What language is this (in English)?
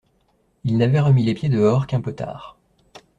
French